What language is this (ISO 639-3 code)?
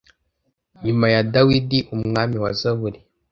kin